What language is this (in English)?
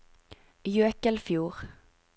Norwegian